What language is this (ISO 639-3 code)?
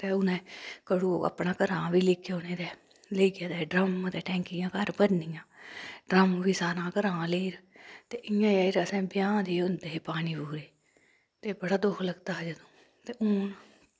doi